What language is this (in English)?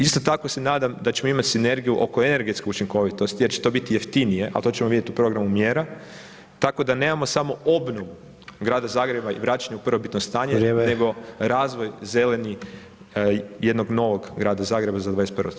Croatian